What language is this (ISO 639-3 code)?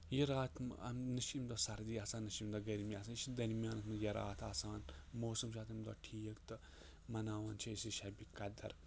kas